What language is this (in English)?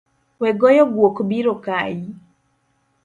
Luo (Kenya and Tanzania)